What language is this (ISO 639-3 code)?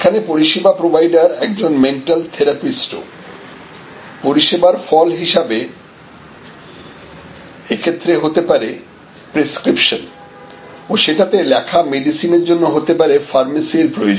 ben